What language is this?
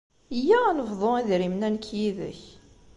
Kabyle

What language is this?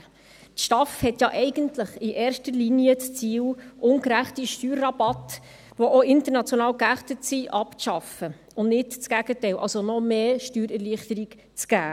Swiss German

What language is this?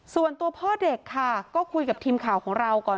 Thai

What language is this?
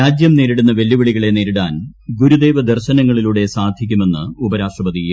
Malayalam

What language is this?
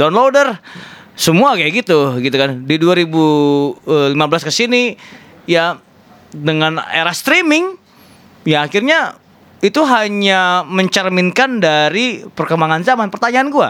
Indonesian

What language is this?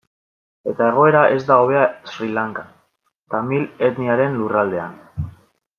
Basque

